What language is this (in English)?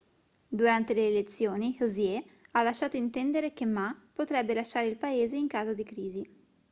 Italian